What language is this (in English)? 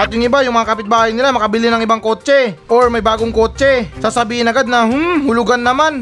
Filipino